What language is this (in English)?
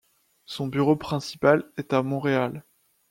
French